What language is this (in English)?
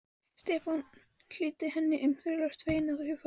Icelandic